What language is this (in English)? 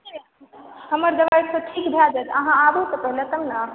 Maithili